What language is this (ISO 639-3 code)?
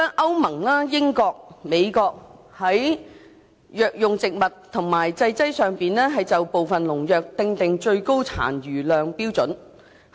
yue